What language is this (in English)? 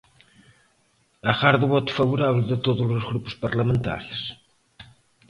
Galician